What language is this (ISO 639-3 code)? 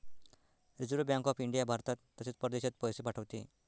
mar